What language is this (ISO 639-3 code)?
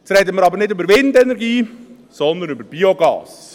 gsw